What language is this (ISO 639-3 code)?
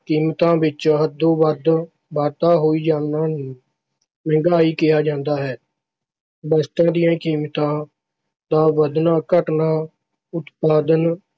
pan